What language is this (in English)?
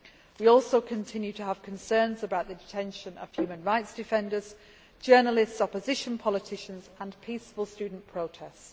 English